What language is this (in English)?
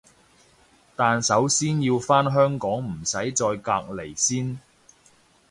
Cantonese